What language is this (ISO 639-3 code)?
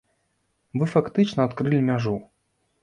bel